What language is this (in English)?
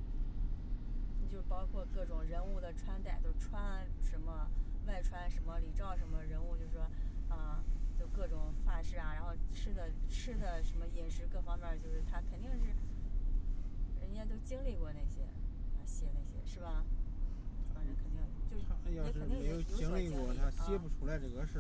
Chinese